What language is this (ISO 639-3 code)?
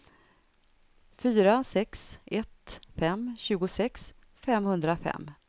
swe